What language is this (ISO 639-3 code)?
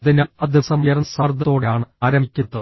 mal